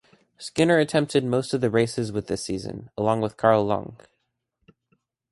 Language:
English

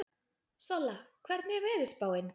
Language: Icelandic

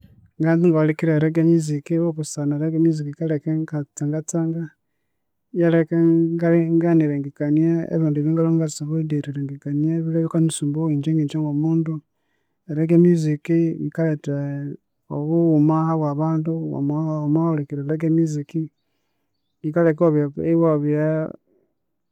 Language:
Konzo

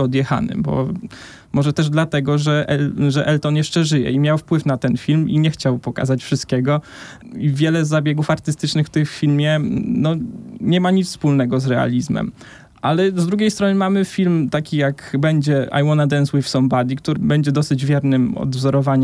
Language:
Polish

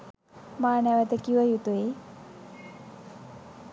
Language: Sinhala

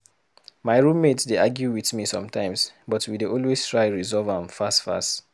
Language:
Nigerian Pidgin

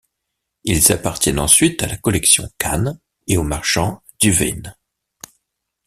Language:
French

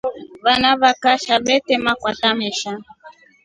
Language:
Rombo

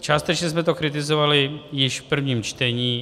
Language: Czech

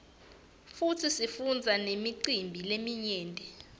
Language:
Swati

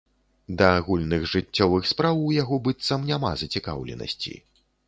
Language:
Belarusian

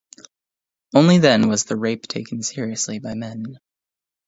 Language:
English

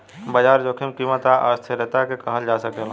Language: Bhojpuri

